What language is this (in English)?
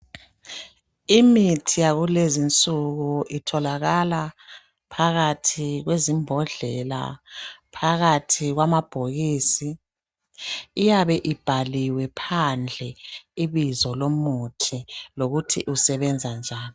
North Ndebele